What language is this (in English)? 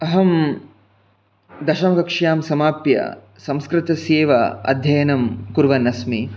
Sanskrit